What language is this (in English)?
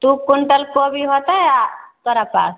Maithili